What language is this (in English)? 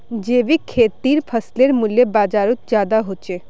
Magahi